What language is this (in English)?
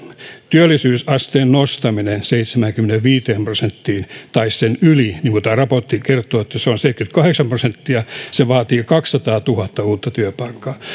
Finnish